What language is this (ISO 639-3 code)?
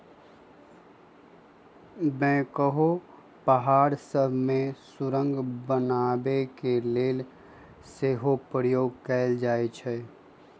mag